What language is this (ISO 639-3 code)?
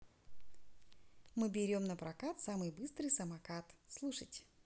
rus